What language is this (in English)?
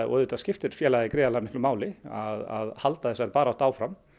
Icelandic